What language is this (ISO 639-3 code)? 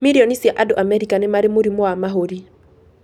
kik